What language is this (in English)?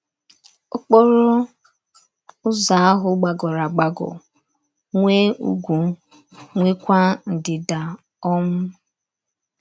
Igbo